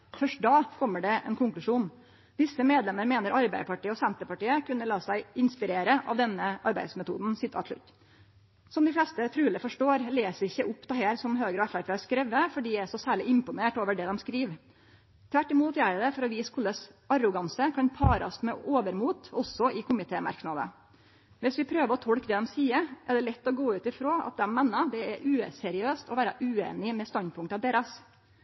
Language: Norwegian Nynorsk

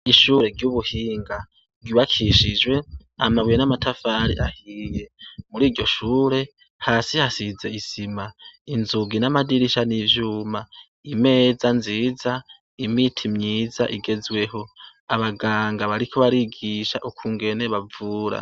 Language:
Rundi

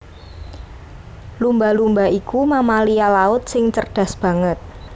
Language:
Javanese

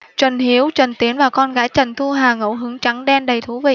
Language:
Vietnamese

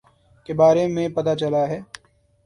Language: Urdu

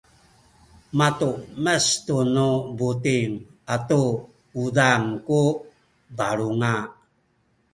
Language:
Sakizaya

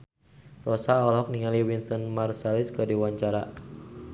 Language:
Sundanese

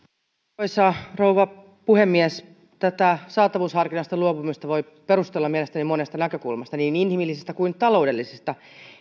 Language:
Finnish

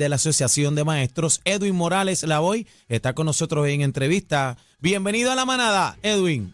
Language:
Spanish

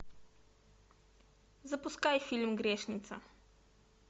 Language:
Russian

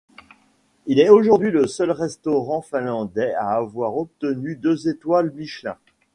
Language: French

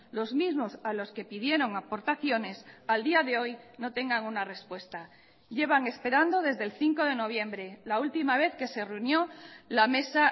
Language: Spanish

